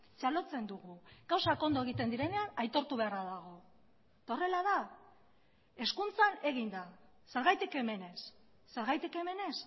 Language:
Basque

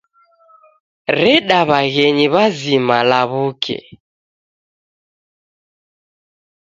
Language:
Taita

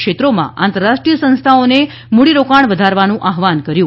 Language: Gujarati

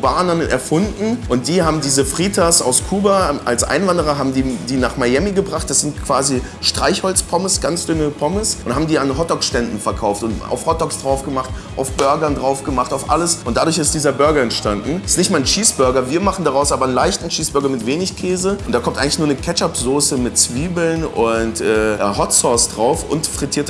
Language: German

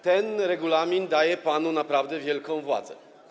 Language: Polish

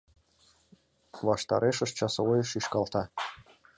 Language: Mari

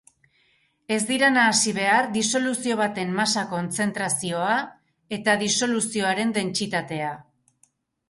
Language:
Basque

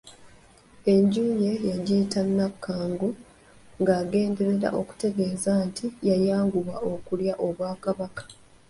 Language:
Ganda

